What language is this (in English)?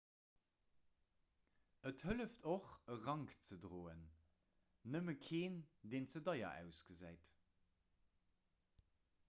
Luxembourgish